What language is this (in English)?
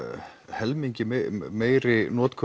Icelandic